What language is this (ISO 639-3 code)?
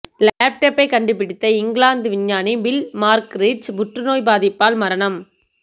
tam